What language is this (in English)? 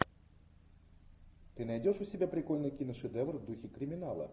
Russian